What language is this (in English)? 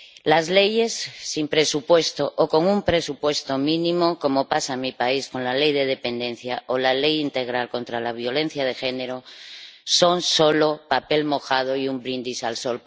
Spanish